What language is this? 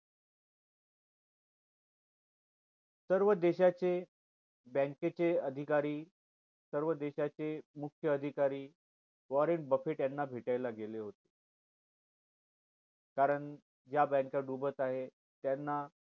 Marathi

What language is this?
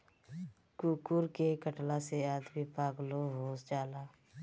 Bhojpuri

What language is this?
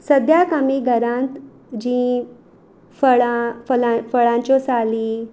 Konkani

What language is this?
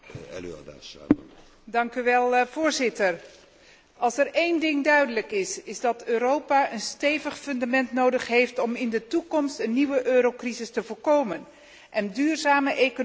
Dutch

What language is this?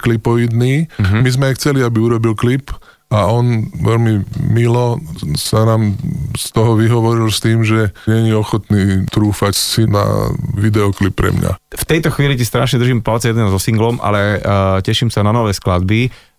Slovak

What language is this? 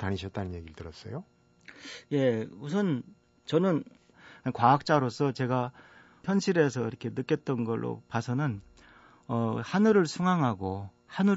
Korean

